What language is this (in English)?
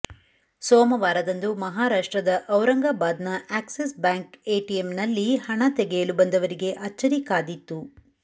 Kannada